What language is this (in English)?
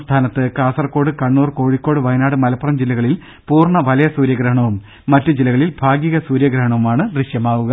Malayalam